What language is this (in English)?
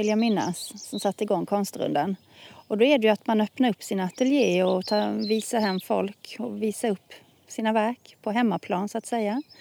Swedish